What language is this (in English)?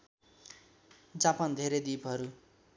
Nepali